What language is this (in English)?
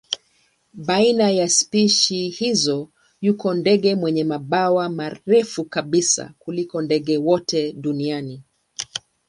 Swahili